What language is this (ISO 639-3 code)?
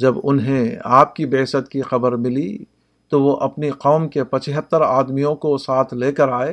urd